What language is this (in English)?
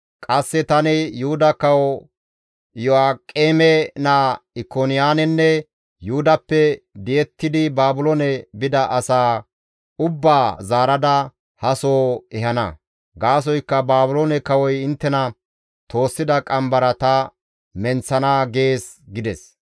Gamo